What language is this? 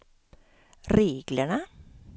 Swedish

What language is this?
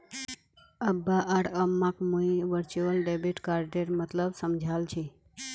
Magahi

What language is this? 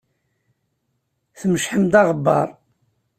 Kabyle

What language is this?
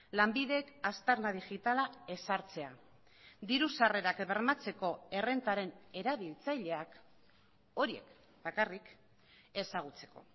Basque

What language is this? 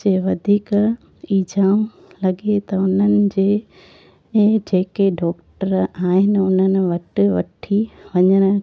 Sindhi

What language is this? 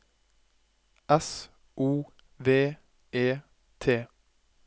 Norwegian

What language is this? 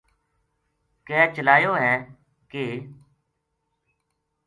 Gujari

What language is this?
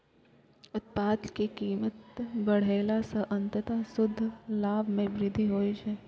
Maithili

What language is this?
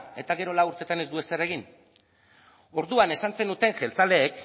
Basque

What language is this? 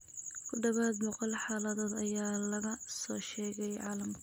Somali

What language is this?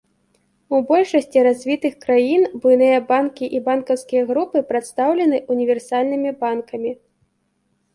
Belarusian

